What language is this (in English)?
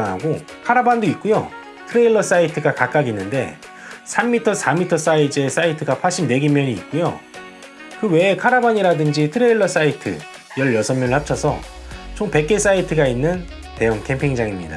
Korean